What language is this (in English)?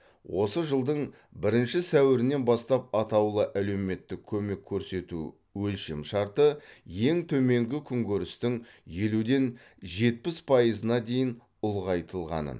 Kazakh